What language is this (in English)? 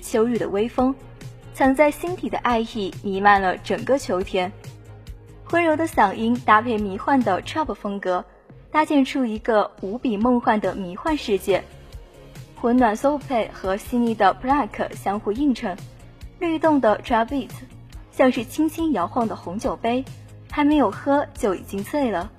Chinese